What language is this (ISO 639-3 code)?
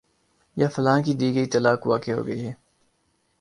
urd